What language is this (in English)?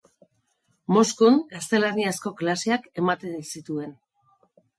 Basque